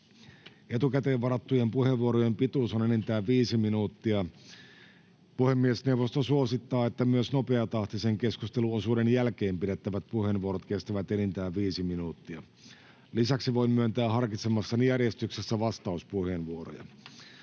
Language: Finnish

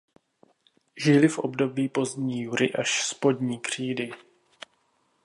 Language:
Czech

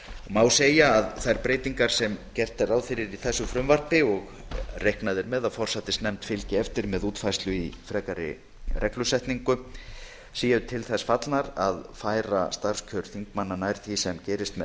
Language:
Icelandic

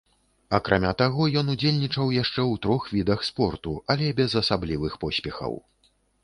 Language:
Belarusian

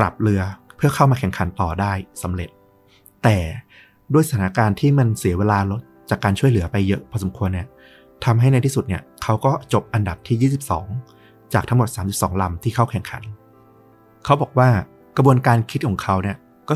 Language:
Thai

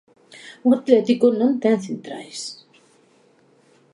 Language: Galician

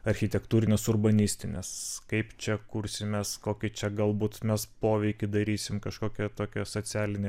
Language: Lithuanian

